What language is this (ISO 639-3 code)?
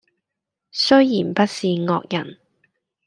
yue